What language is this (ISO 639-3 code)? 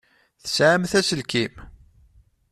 kab